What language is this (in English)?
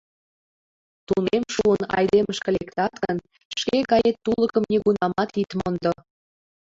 Mari